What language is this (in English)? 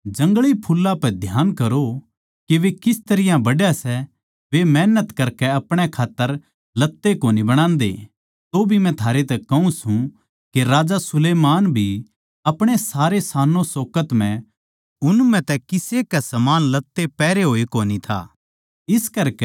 Haryanvi